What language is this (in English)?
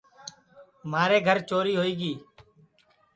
Sansi